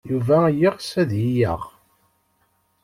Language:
Kabyle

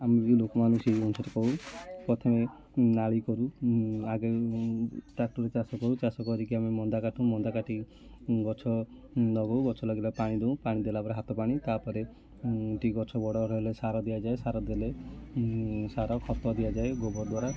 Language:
Odia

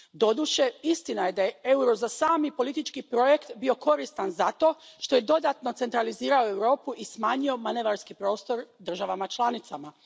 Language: Croatian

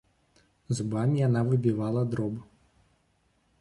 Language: Belarusian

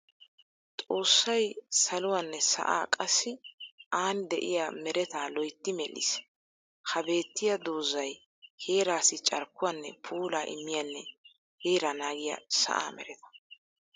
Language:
Wolaytta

